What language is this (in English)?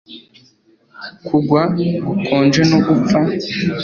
Kinyarwanda